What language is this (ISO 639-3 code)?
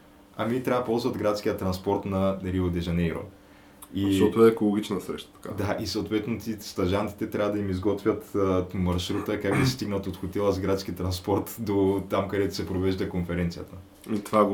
bul